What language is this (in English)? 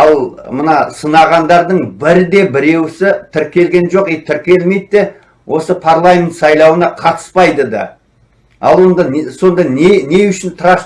Turkish